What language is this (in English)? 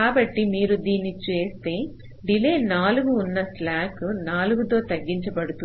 Telugu